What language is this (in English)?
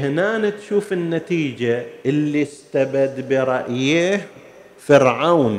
Arabic